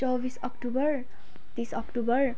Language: Nepali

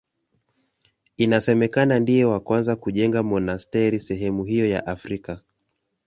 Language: Swahili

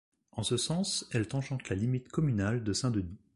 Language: French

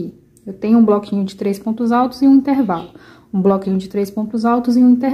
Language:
Portuguese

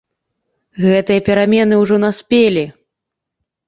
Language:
Belarusian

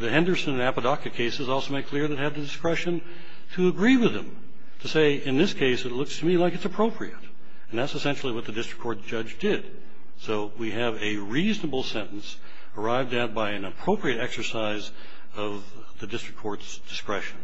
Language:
English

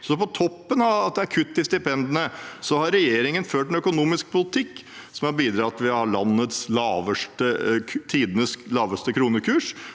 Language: Norwegian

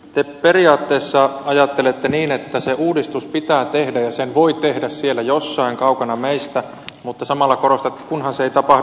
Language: Finnish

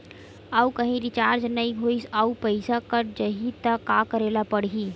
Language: Chhattisgarhi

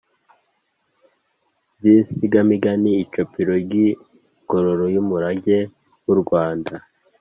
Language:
Kinyarwanda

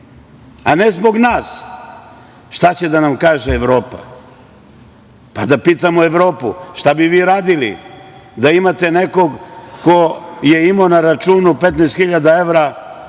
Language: Serbian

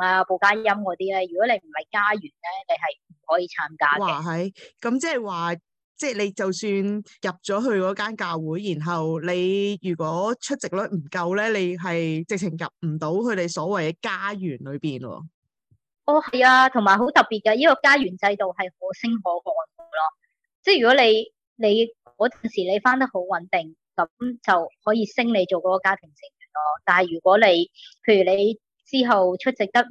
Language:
Chinese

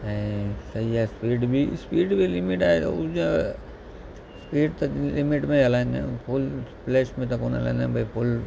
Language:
Sindhi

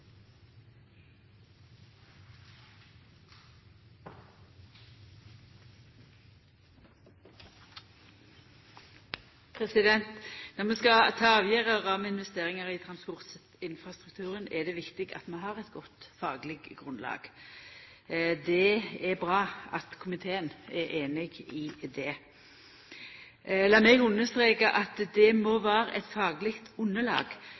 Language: Norwegian Nynorsk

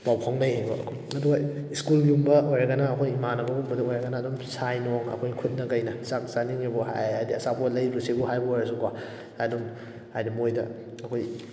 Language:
Manipuri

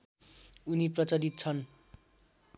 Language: Nepali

